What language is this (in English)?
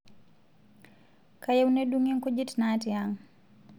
Masai